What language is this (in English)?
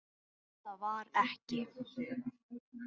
Icelandic